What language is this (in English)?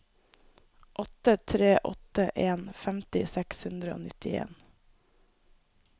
Norwegian